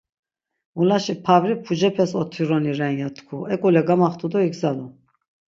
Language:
Laz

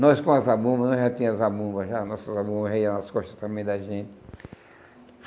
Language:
Portuguese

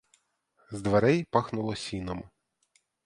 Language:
Ukrainian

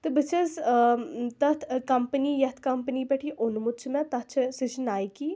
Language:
Kashmiri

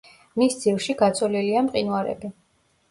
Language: Georgian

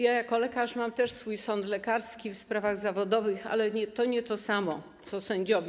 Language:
Polish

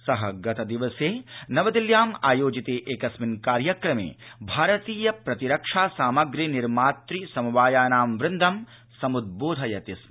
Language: Sanskrit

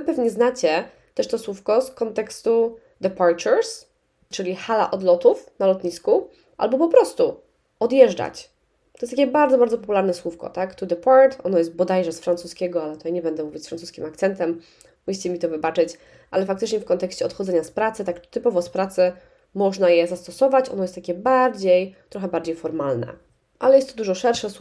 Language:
Polish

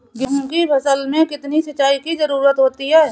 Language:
Hindi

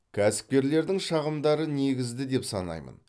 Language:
Kazakh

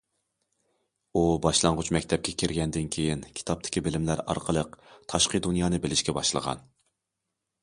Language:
Uyghur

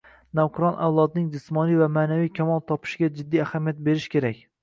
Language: Uzbek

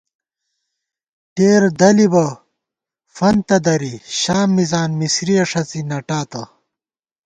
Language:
Gawar-Bati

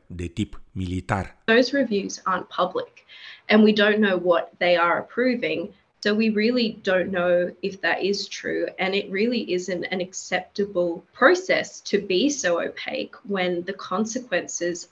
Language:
Romanian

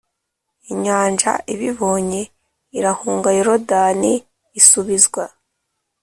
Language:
Kinyarwanda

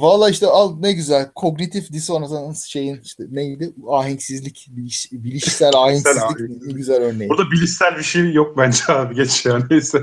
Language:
Turkish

